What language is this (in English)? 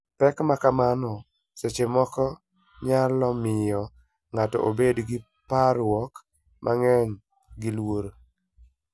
Luo (Kenya and Tanzania)